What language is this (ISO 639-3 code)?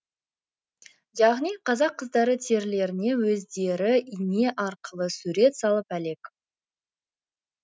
kaz